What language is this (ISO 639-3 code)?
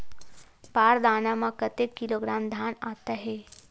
hne